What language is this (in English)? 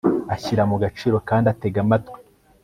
Kinyarwanda